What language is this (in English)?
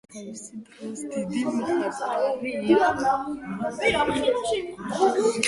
Georgian